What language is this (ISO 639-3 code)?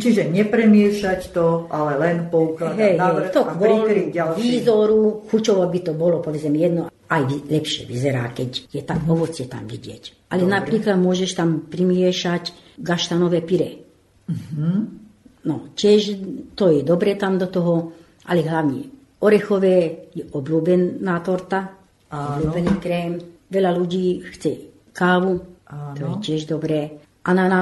slk